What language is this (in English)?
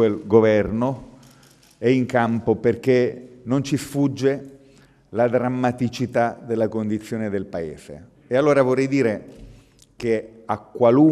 Italian